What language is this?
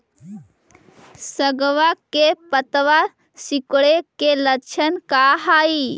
Magahi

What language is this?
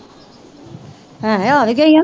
Punjabi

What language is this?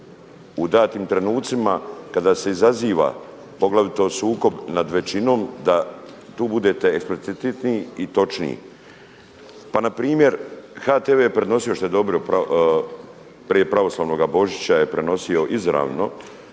Croatian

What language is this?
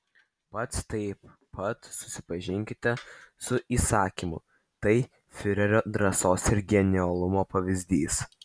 Lithuanian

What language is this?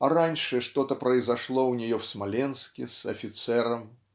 Russian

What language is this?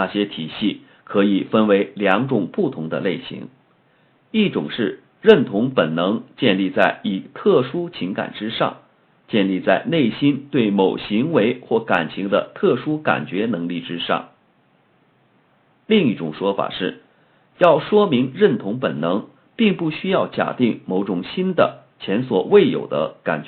Chinese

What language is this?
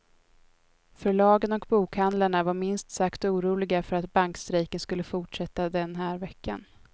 Swedish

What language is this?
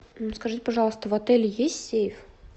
Russian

